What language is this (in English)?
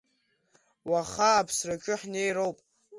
Abkhazian